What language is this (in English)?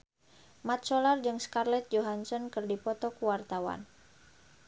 Sundanese